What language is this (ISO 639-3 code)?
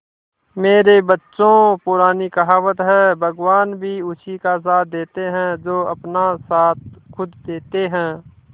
hin